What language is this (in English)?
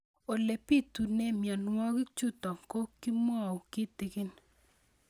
Kalenjin